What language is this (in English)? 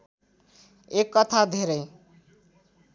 Nepali